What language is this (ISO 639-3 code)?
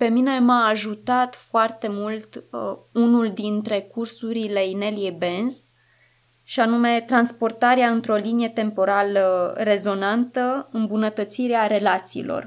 ron